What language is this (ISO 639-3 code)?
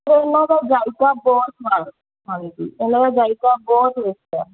pan